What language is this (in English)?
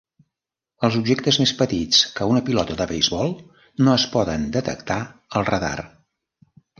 Catalan